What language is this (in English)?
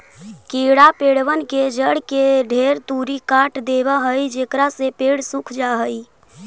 Magahi